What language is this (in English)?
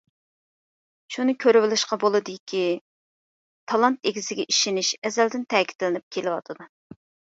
Uyghur